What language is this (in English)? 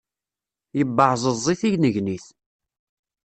Kabyle